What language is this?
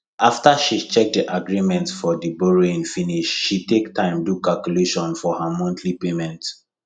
Nigerian Pidgin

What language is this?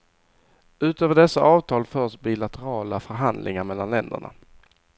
Swedish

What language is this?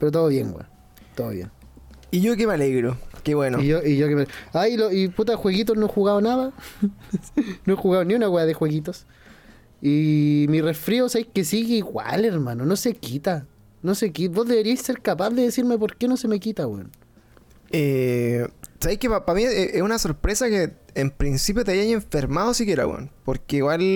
Spanish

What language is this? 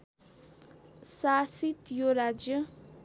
Nepali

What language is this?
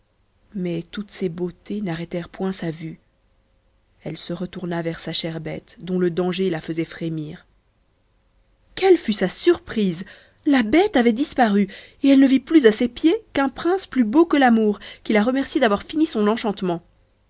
French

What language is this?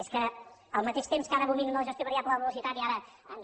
Catalan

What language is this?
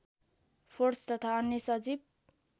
Nepali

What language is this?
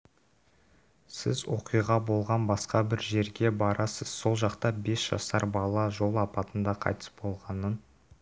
Kazakh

